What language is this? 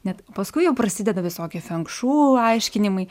Lithuanian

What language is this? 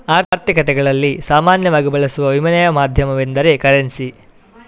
Kannada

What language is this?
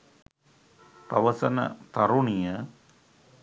Sinhala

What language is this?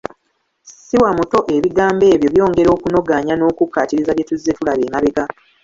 Ganda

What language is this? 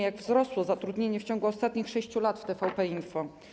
Polish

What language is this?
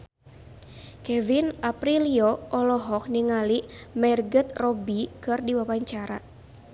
Sundanese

